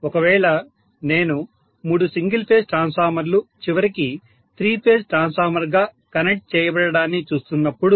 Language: Telugu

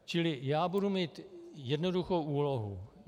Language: Czech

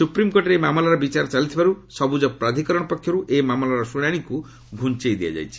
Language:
Odia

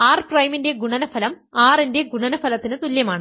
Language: Malayalam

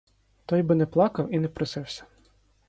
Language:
Ukrainian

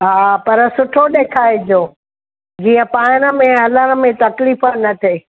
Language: Sindhi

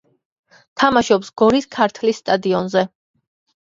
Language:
Georgian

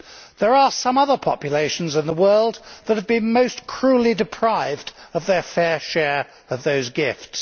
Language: English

